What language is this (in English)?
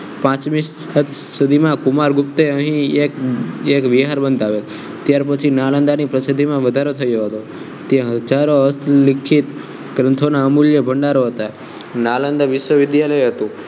Gujarati